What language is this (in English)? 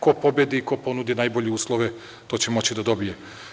Serbian